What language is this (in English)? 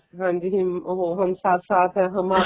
Punjabi